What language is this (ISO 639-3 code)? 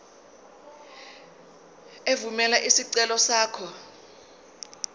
zul